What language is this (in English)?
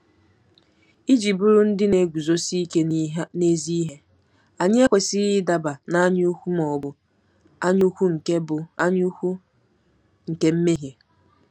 Igbo